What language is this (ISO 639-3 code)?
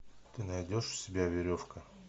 rus